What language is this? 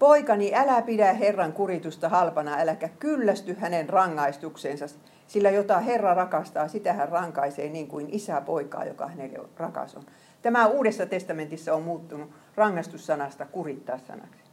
Finnish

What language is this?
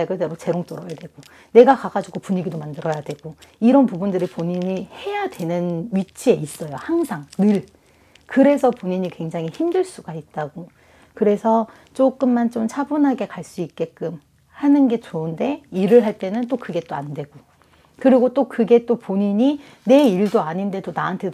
Korean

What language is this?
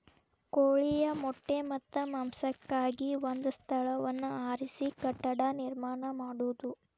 Kannada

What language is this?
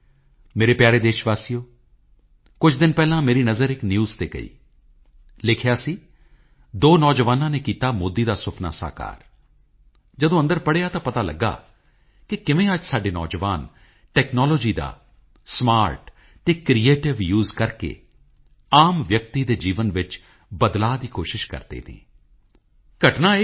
Punjabi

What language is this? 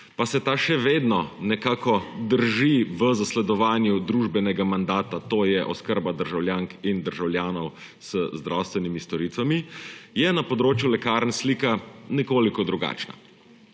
Slovenian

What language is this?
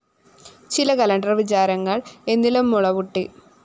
Malayalam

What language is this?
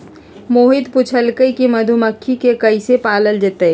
Magahi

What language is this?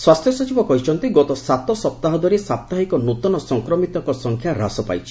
Odia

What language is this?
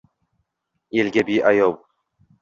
Uzbek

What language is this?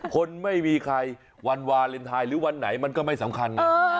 Thai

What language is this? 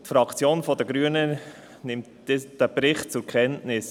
Swiss German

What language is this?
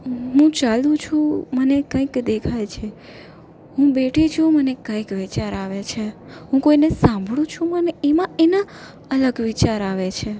Gujarati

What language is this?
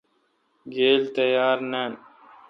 Kalkoti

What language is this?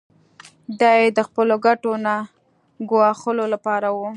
Pashto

